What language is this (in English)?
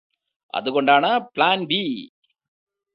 Malayalam